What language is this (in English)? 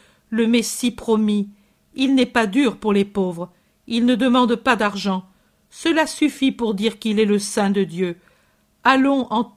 French